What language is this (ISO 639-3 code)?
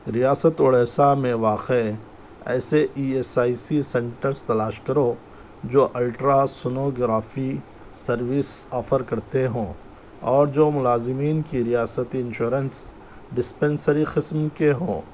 urd